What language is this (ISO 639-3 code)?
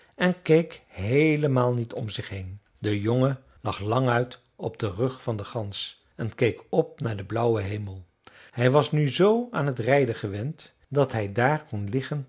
nld